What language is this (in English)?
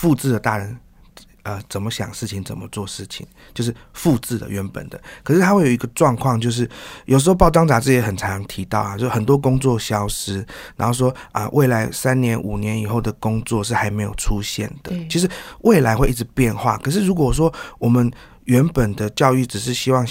Chinese